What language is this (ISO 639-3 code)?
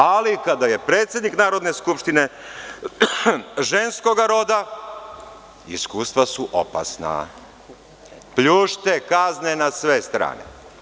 srp